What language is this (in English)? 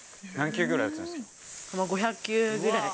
Japanese